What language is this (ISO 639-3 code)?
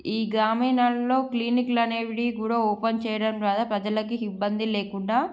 tel